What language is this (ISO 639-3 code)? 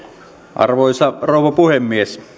fin